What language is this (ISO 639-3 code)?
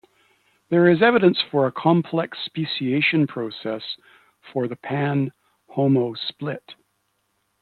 eng